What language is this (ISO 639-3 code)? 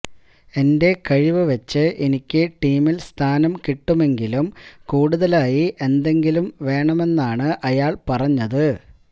mal